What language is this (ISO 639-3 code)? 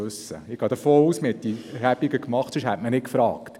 gsw